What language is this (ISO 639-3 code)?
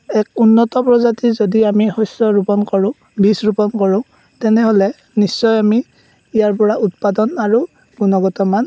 asm